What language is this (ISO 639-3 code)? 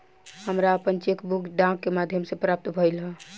bho